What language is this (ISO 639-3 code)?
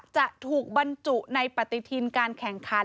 tha